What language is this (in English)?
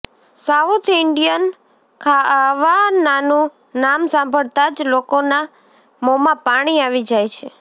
Gujarati